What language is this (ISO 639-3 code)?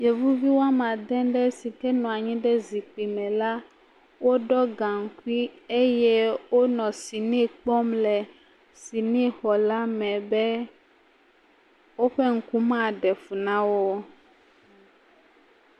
ewe